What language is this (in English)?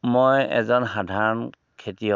Assamese